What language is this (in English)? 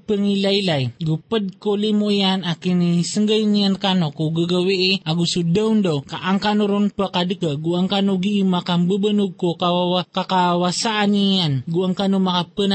Filipino